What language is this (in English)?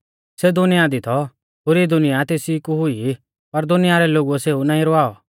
Mahasu Pahari